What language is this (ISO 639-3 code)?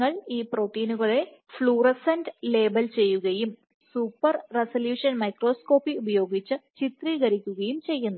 mal